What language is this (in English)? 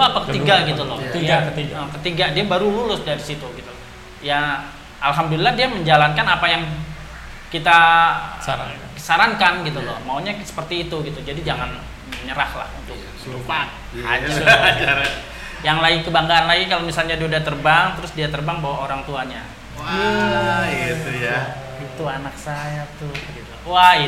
Indonesian